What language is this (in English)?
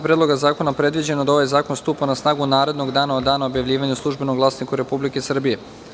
Serbian